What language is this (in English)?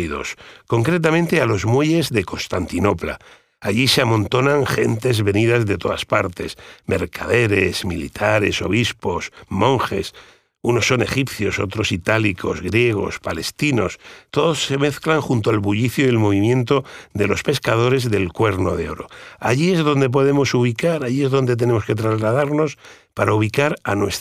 Spanish